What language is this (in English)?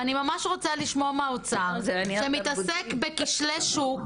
Hebrew